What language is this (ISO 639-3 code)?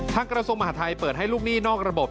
tha